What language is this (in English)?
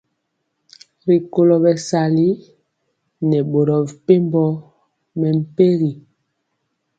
Mpiemo